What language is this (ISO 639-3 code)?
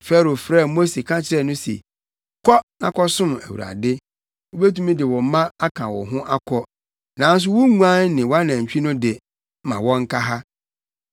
aka